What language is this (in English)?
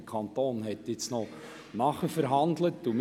Swiss German